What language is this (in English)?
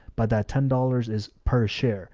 English